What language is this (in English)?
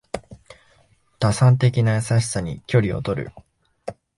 Japanese